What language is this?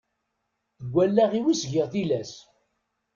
Kabyle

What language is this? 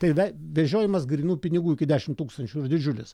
Lithuanian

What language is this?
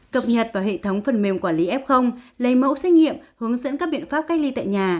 Vietnamese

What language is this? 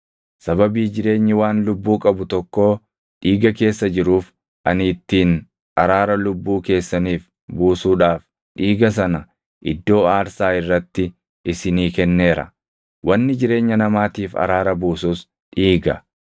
Oromo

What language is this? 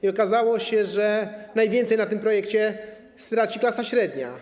Polish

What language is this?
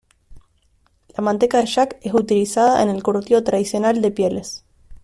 Spanish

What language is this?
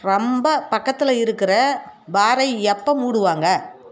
Tamil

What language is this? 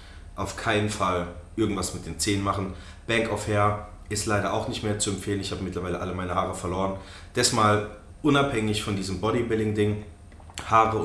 German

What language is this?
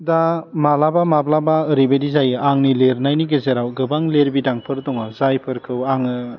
Bodo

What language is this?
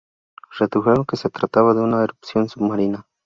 Spanish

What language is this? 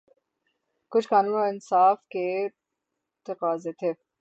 Urdu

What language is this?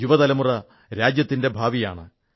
Malayalam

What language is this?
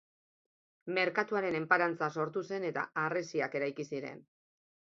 Basque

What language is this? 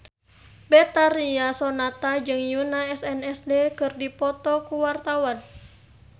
Sundanese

